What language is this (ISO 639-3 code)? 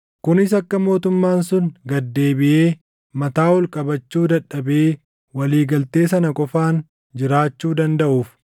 orm